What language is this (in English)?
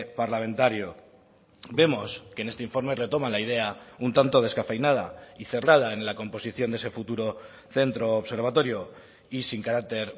Spanish